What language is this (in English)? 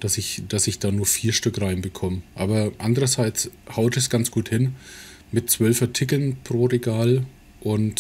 German